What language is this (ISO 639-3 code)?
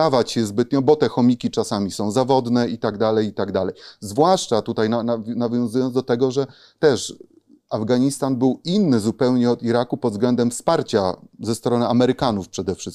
pol